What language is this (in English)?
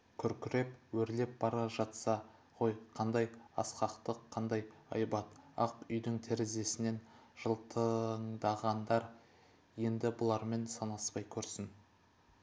Kazakh